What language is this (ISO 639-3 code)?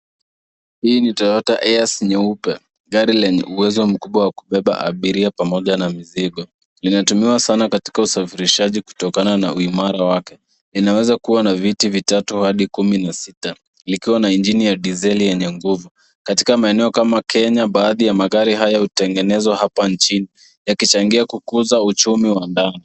swa